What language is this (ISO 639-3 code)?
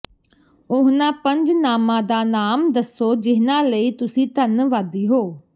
pan